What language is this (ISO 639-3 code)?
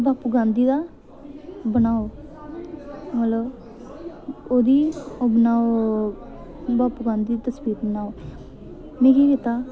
doi